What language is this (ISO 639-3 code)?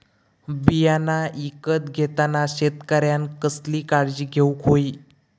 mar